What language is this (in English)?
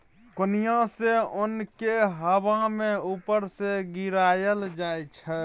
Maithili